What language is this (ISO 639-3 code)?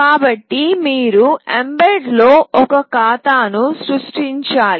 tel